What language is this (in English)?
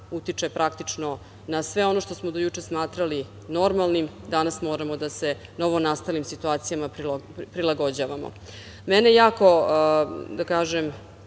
Serbian